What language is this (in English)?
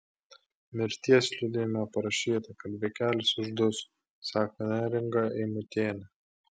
Lithuanian